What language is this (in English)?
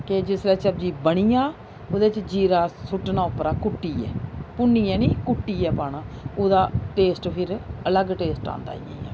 Dogri